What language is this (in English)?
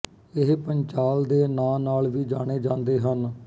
Punjabi